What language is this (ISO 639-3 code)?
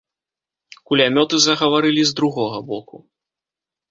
bel